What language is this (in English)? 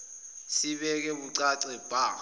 Zulu